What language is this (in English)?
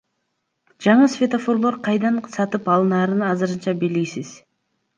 Kyrgyz